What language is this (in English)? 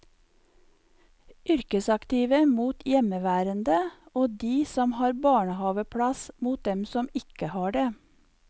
Norwegian